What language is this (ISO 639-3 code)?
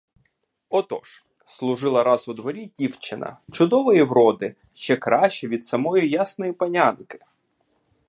ukr